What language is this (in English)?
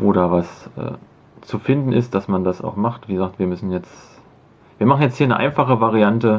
German